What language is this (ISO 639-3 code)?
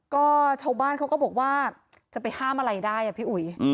tha